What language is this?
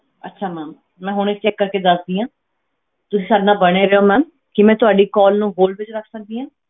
Punjabi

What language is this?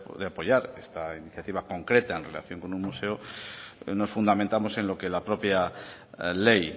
Spanish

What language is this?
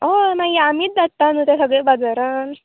Konkani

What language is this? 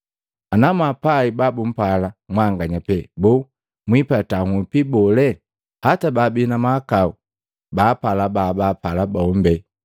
Matengo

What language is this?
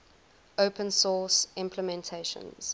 English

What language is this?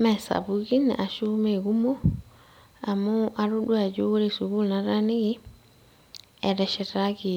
Masai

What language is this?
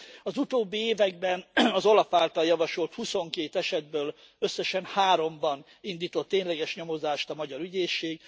Hungarian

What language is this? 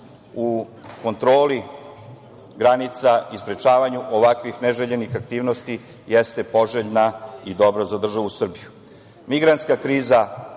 Serbian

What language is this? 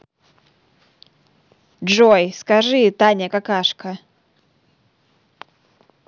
Russian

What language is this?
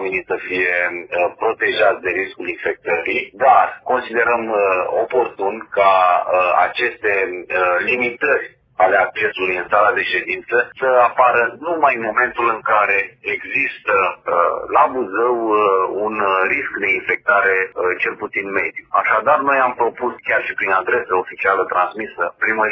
Romanian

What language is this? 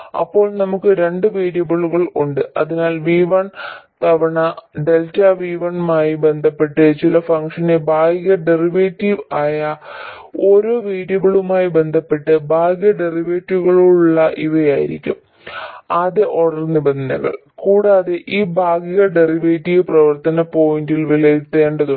Malayalam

